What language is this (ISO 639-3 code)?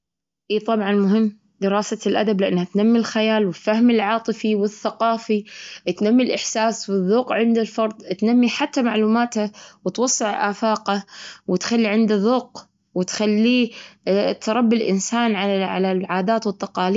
afb